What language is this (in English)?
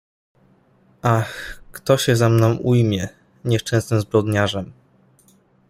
Polish